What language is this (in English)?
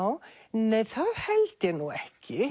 Icelandic